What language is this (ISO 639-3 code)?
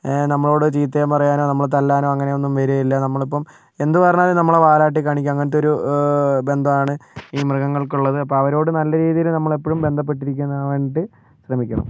mal